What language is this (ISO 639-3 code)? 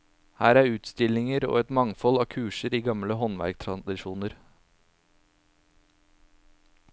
nor